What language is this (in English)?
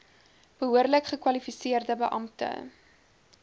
Afrikaans